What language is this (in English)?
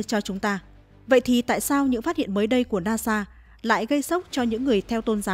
Vietnamese